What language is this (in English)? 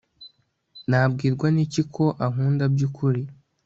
Kinyarwanda